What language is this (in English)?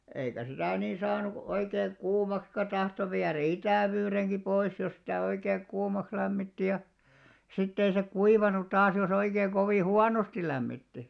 Finnish